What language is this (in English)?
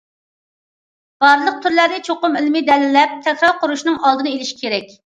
Uyghur